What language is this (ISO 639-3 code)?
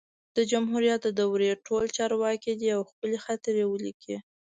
pus